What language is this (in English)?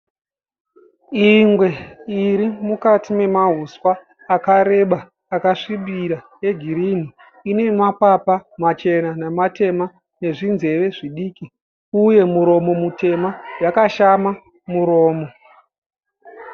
Shona